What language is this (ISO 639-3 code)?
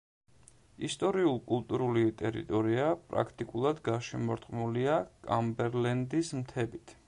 kat